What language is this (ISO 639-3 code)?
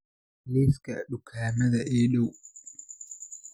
som